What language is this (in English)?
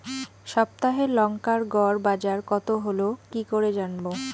Bangla